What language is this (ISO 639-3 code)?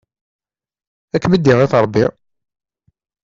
kab